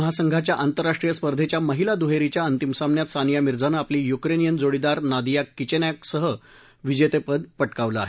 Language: Marathi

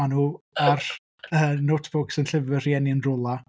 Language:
Welsh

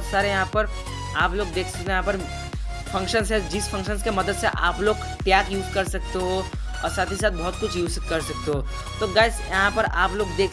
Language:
Hindi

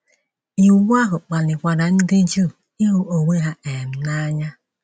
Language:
Igbo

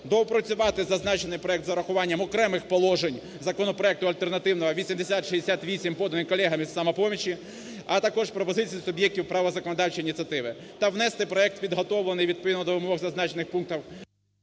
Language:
Ukrainian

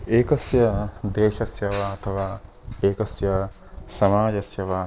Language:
Sanskrit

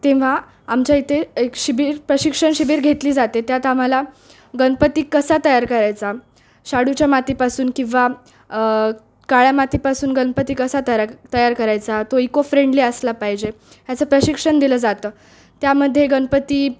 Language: Marathi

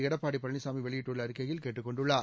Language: Tamil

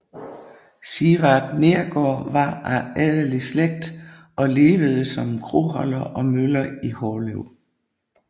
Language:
Danish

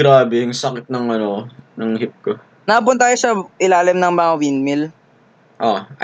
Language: Filipino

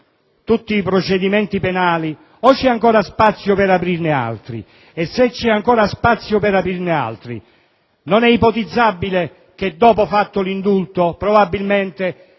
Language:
Italian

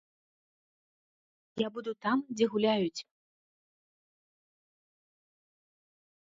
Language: Belarusian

